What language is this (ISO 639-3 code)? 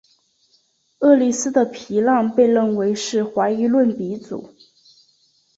zho